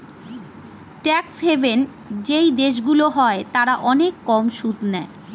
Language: Bangla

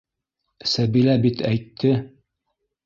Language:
Bashkir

